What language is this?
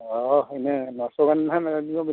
Santali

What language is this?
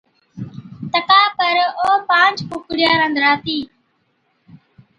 Od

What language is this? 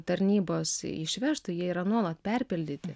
Lithuanian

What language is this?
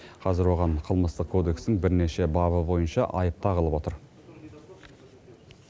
Kazakh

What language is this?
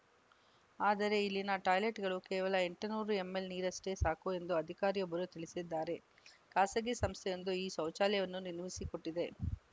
Kannada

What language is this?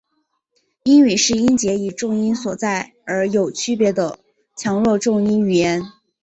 Chinese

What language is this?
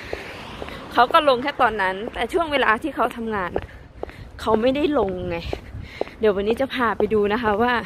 Thai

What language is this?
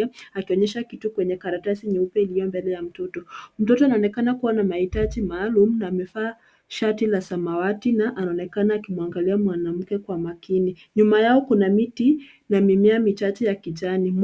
Swahili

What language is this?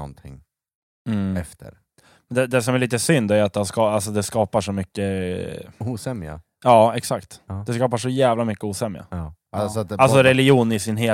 Swedish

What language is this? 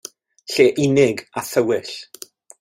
Welsh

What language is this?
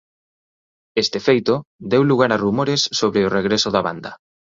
Galician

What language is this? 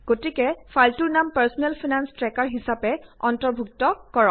Assamese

